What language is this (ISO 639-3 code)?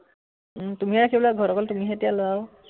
asm